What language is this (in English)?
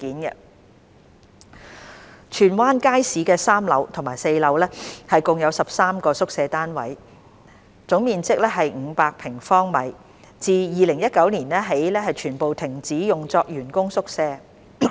Cantonese